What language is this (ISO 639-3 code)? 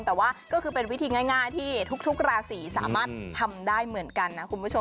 tha